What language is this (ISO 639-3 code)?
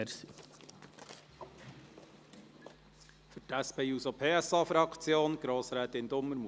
gsw